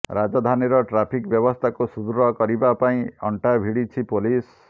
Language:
Odia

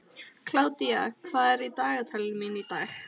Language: Icelandic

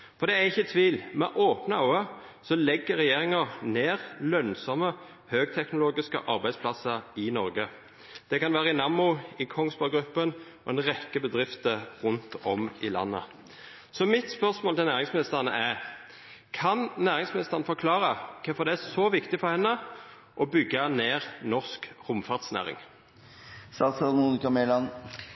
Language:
Norwegian Nynorsk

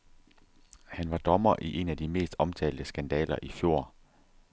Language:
Danish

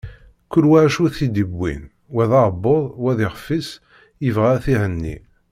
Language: Kabyle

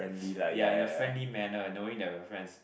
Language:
English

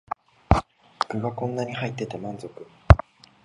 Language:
Japanese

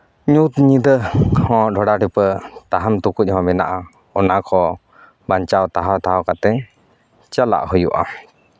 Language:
Santali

